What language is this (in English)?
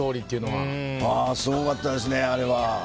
Japanese